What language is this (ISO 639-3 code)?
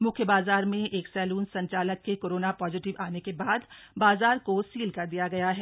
hin